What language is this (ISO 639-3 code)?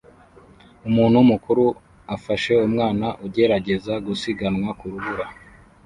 kin